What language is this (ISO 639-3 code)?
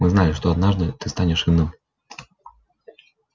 rus